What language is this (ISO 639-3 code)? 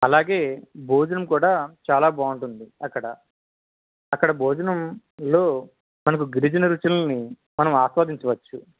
tel